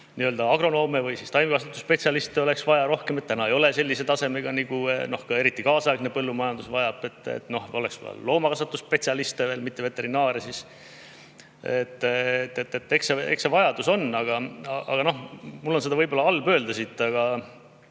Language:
Estonian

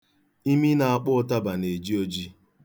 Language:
Igbo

